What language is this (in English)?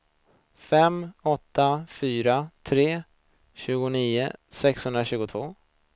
Swedish